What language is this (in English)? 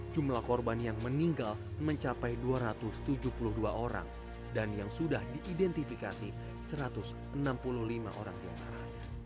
Indonesian